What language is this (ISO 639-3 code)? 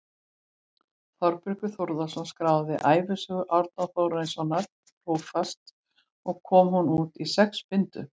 isl